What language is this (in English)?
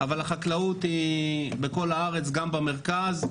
Hebrew